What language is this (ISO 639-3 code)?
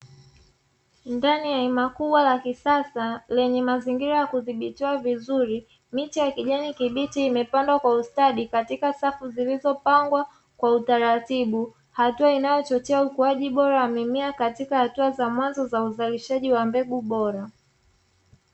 swa